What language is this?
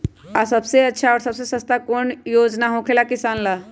Magahi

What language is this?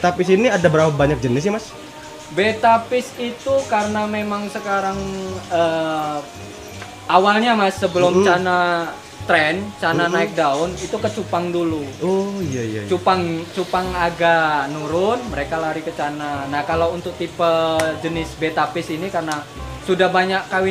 Indonesian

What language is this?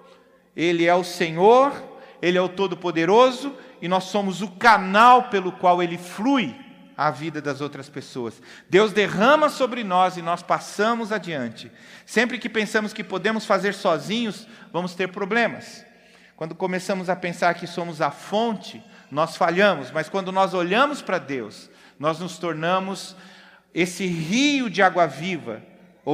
Portuguese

